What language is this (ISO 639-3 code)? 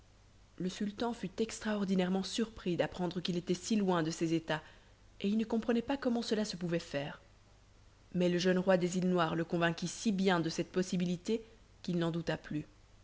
fra